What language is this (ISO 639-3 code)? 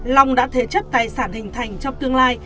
vie